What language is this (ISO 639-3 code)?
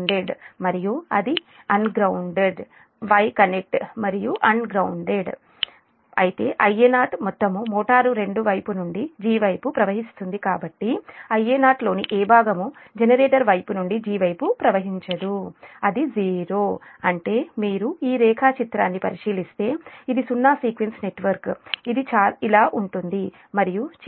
tel